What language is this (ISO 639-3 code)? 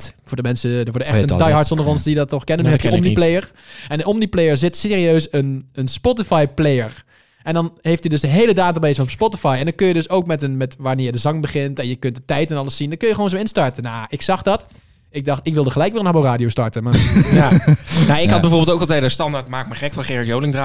nld